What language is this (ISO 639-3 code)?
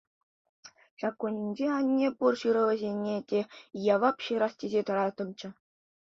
chv